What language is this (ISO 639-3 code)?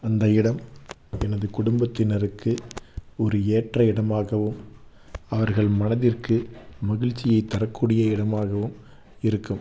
tam